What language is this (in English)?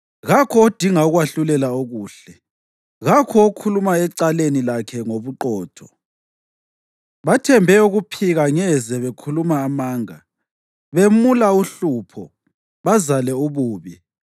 North Ndebele